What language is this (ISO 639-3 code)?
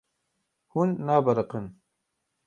kur